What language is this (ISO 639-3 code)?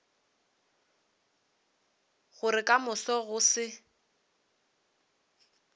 nso